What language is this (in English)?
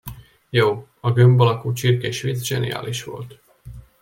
Hungarian